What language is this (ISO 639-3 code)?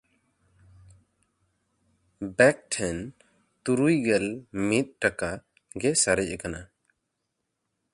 sat